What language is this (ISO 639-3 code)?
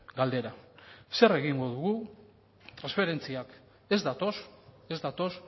eus